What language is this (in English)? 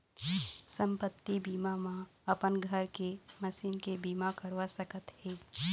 Chhattisgarhi